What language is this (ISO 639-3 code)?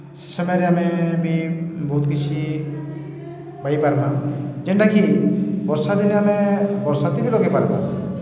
ori